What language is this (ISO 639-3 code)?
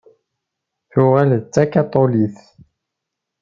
kab